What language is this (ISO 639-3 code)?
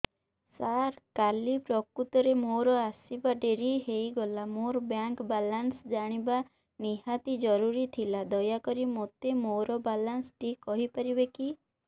ori